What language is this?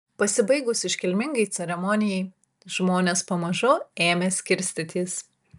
Lithuanian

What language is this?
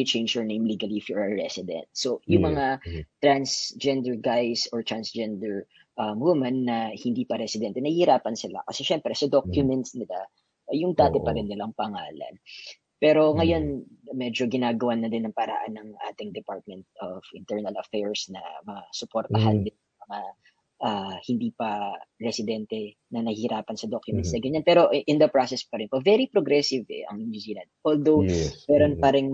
Filipino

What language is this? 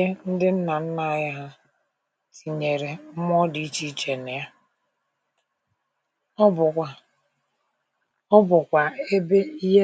Igbo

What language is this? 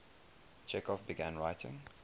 English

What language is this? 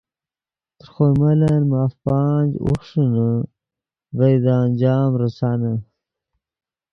Yidgha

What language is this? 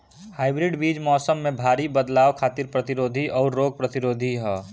Bhojpuri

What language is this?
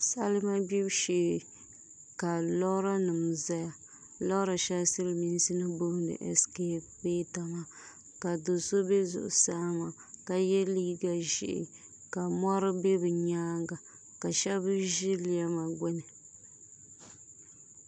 Dagbani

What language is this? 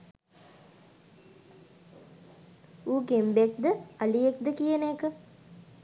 Sinhala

